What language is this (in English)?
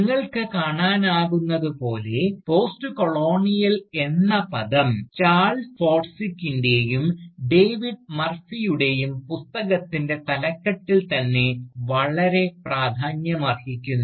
Malayalam